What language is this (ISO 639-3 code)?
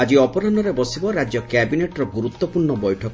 ori